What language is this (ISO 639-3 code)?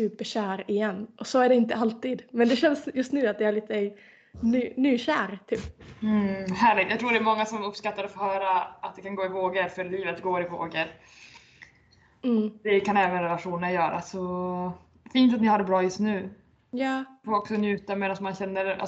swe